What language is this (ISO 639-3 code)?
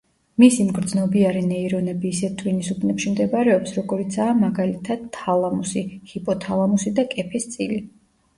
kat